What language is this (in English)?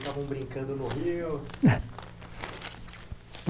Portuguese